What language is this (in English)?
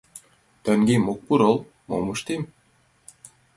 Mari